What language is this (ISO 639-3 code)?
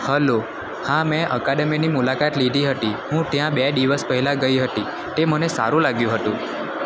guj